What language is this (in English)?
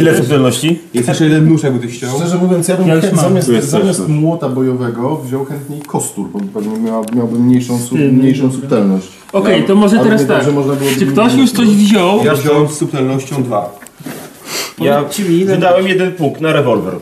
Polish